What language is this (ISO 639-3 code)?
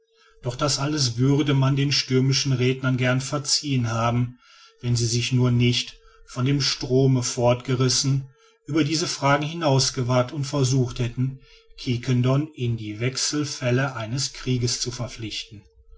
deu